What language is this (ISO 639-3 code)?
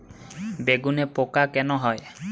ben